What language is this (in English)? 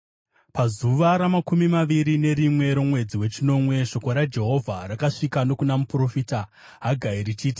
Shona